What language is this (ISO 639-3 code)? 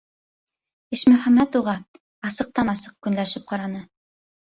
bak